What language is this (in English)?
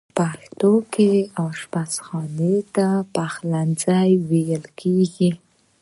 Pashto